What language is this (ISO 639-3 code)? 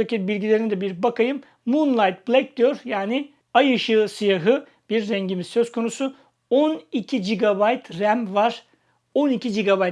tur